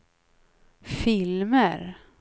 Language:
Swedish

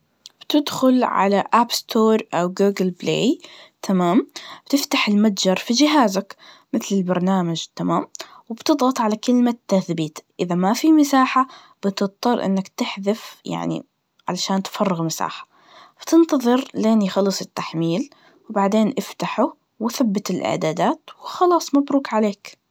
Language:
Najdi Arabic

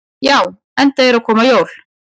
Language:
Icelandic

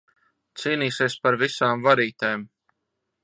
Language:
Latvian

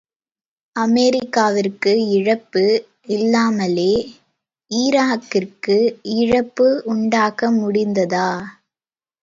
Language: Tamil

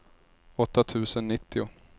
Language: Swedish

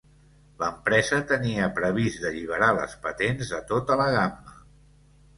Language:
Catalan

